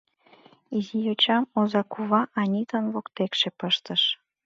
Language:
Mari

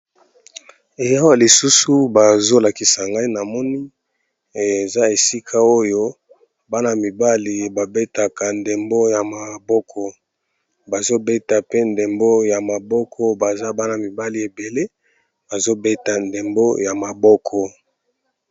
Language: Lingala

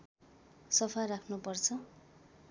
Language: Nepali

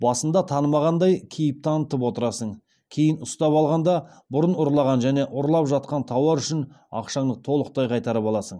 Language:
Kazakh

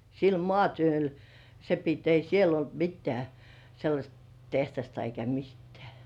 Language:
Finnish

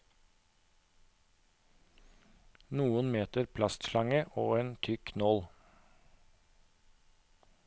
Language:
Norwegian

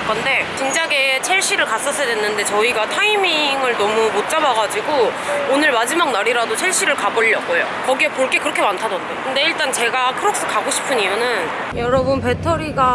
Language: Korean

